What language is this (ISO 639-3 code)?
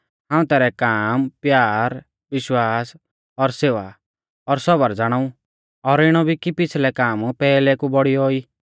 bfz